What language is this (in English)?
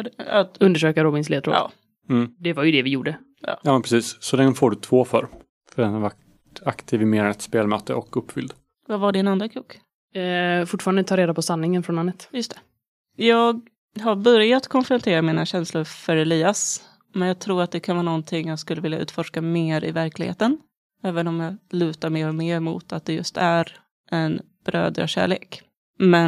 Swedish